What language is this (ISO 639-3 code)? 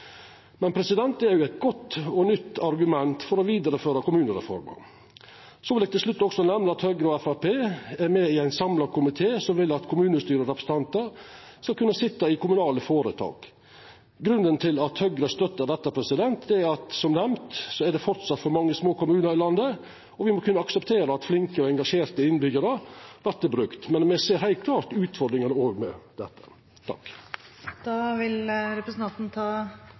nno